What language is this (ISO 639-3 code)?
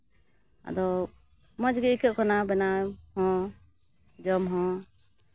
sat